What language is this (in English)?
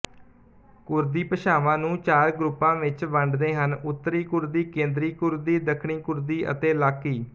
Punjabi